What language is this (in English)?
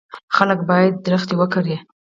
Pashto